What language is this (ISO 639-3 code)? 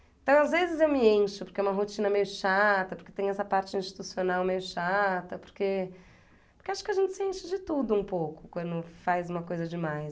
por